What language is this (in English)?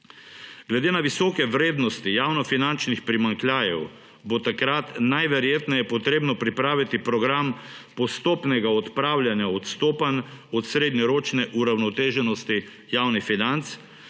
Slovenian